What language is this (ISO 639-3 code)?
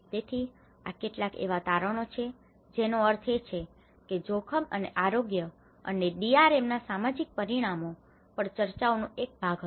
guj